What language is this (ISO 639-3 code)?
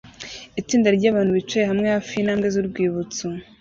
kin